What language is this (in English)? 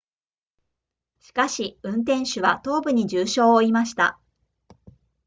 Japanese